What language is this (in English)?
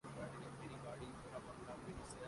Urdu